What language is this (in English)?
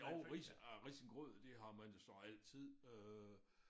Danish